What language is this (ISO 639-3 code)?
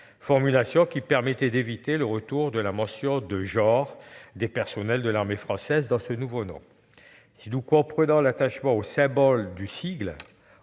fra